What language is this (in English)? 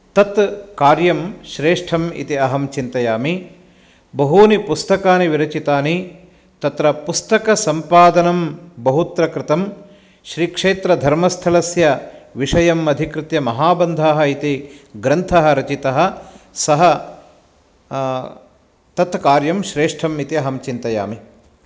Sanskrit